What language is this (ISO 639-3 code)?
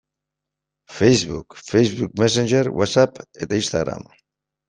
eus